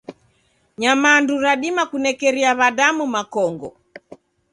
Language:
Taita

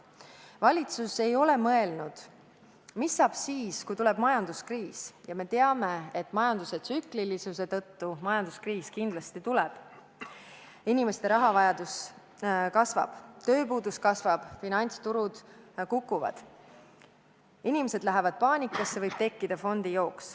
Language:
Estonian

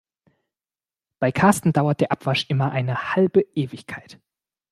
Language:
German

